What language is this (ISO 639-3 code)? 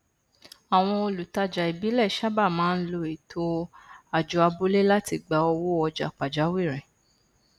yor